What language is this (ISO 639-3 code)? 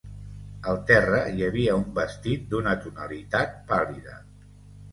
cat